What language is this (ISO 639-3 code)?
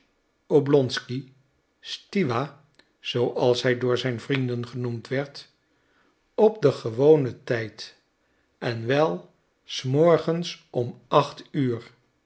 nld